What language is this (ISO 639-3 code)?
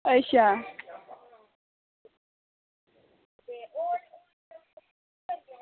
doi